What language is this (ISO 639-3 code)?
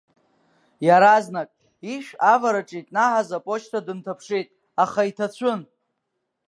abk